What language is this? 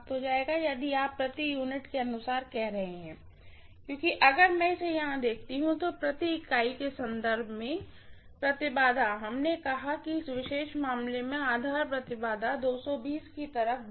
Hindi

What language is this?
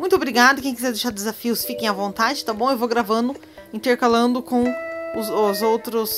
Portuguese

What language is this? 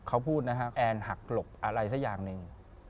Thai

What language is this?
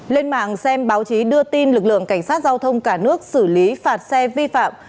Vietnamese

